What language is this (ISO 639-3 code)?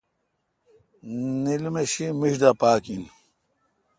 xka